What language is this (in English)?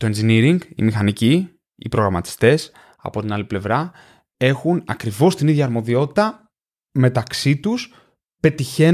Greek